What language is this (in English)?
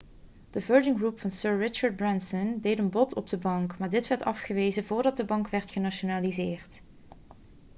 Dutch